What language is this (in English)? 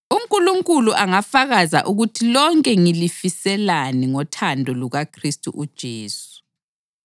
North Ndebele